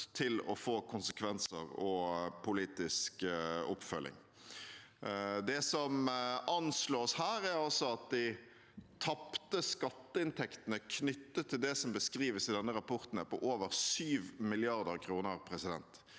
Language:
Norwegian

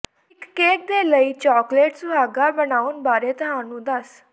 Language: Punjabi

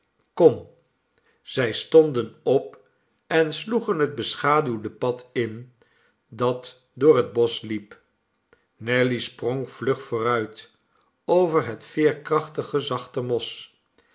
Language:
Dutch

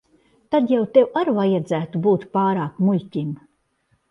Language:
Latvian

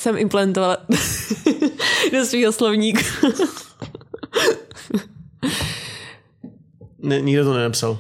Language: Czech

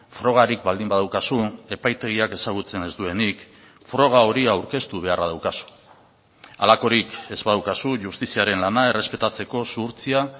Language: Basque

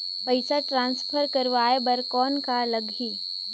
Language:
Chhattisgarhi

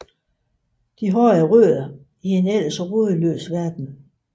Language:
Danish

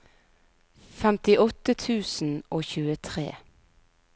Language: Norwegian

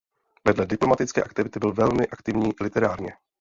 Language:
Czech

